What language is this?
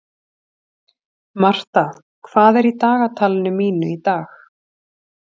Icelandic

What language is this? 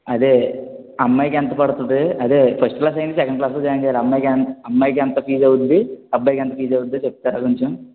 Telugu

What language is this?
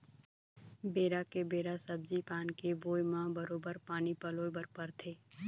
Chhattisgarhi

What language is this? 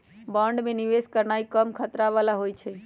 Magahi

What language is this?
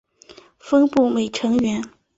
Chinese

